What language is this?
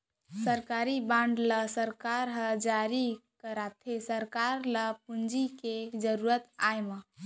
Chhattisgarhi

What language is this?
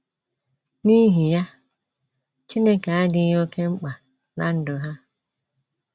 Igbo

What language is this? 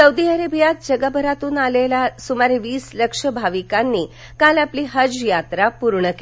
Marathi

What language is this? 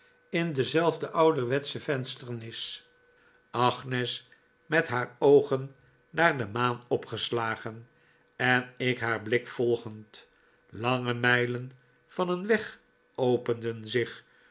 Dutch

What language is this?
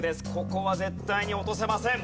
Japanese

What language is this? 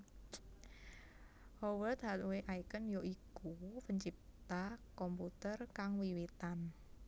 Javanese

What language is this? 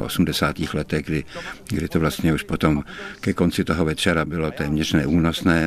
Czech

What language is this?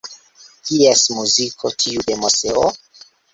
Esperanto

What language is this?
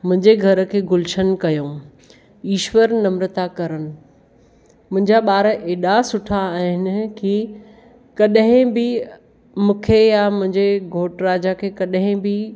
Sindhi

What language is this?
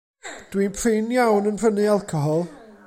Welsh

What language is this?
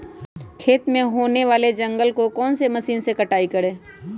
Magahi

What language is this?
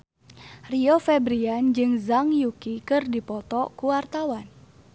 Sundanese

